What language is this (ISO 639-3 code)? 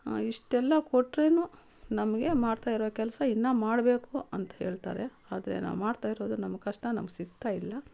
kan